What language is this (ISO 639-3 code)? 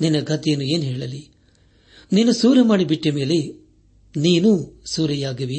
kan